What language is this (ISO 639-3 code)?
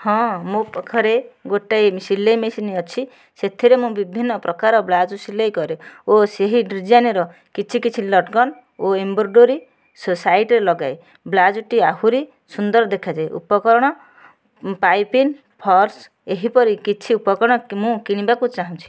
ori